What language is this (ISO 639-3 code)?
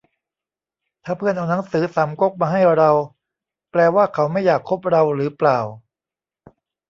tha